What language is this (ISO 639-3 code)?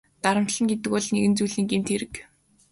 mon